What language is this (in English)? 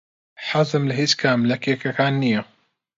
Central Kurdish